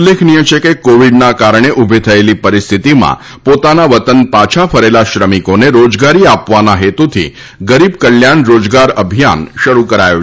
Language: Gujarati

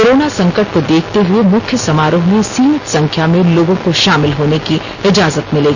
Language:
Hindi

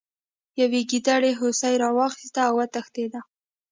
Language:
Pashto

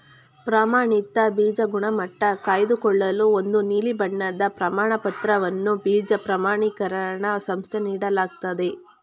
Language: Kannada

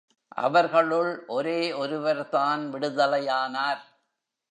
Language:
Tamil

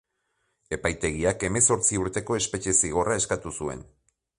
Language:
Basque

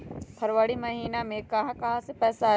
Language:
Magahi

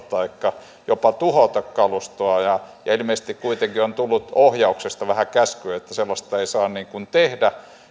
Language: Finnish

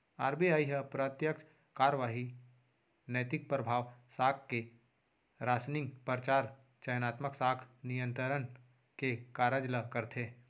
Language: Chhattisgarhi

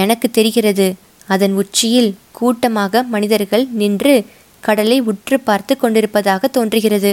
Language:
Tamil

